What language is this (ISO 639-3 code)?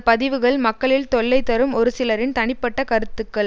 tam